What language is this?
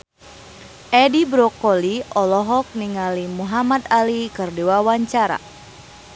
Sundanese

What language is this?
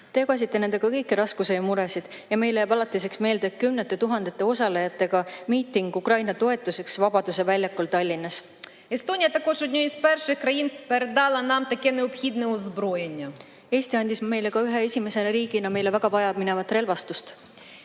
Estonian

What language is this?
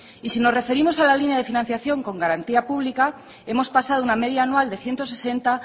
Spanish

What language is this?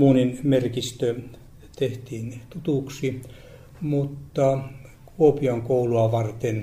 Finnish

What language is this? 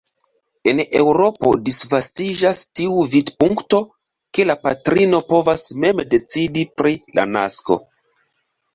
Esperanto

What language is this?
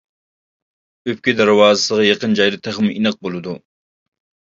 Uyghur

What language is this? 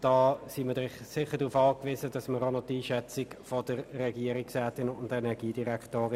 Swiss German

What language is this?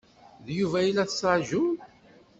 Kabyle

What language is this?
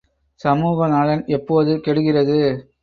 Tamil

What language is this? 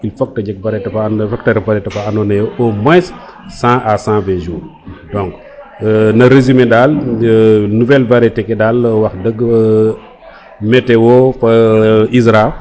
Serer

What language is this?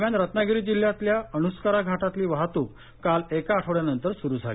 Marathi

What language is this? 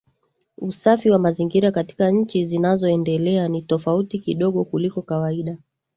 Swahili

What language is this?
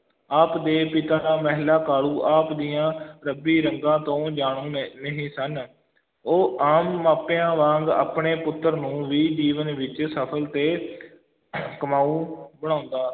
Punjabi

